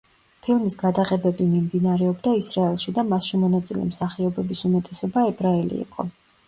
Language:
Georgian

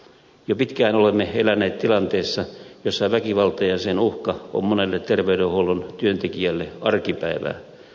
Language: Finnish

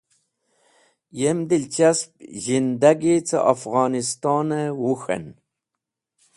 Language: Wakhi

